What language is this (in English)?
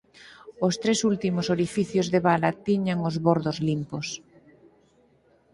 Galician